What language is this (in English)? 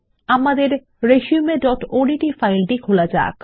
Bangla